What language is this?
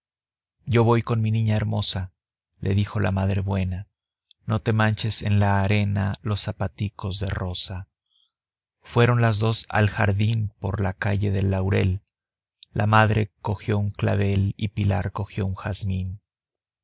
Spanish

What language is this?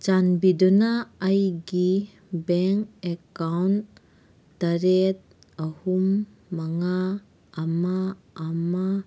Manipuri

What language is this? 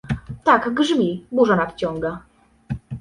Polish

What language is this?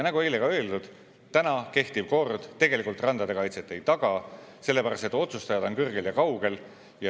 Estonian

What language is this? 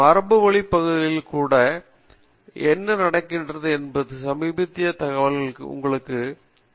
Tamil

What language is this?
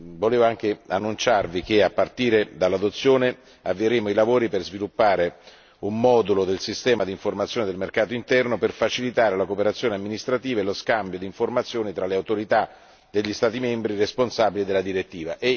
Italian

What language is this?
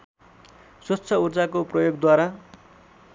Nepali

